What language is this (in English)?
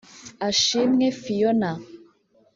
Kinyarwanda